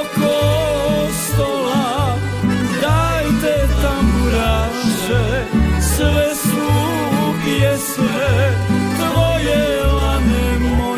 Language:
Croatian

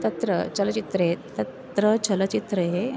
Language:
Sanskrit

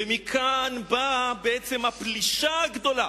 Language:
Hebrew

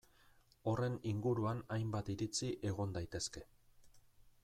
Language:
Basque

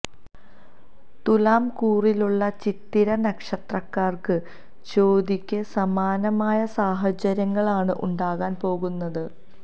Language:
Malayalam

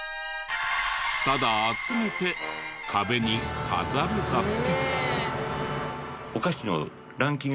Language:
Japanese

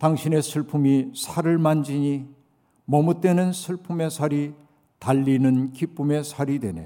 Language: Korean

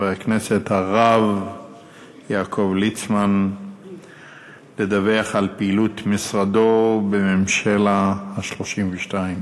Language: Hebrew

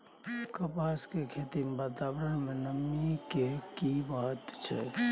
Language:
Maithili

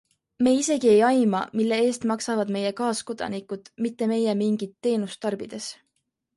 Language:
Estonian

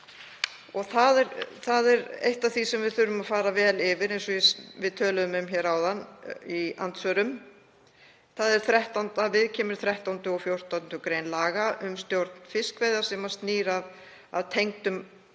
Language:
Icelandic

